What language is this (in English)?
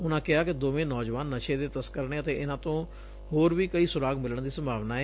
Punjabi